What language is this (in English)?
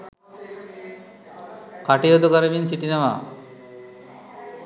Sinhala